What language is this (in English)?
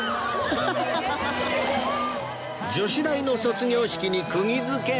Japanese